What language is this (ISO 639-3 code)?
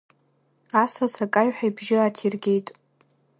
abk